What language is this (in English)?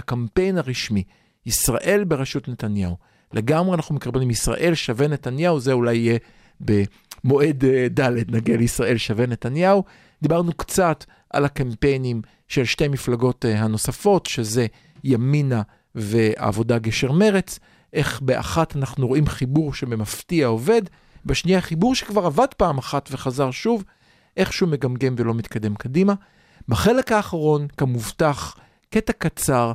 Hebrew